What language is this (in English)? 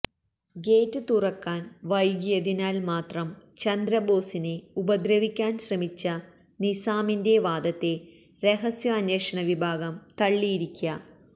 Malayalam